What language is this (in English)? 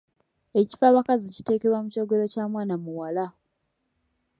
Ganda